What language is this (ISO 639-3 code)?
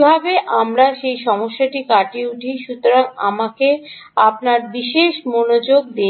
ben